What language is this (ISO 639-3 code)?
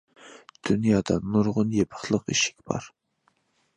uig